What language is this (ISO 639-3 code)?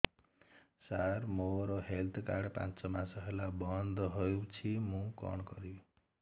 ori